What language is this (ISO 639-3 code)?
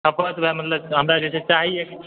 mai